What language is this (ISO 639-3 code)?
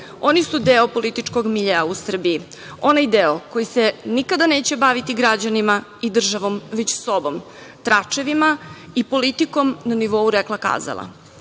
srp